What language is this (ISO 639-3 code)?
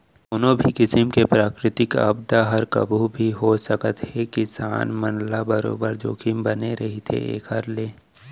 hne